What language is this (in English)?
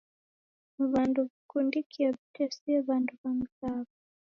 Taita